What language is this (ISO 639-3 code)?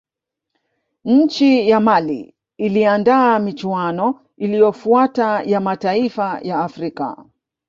swa